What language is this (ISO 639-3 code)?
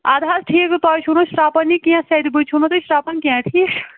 kas